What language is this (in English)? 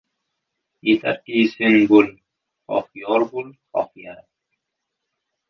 Uzbek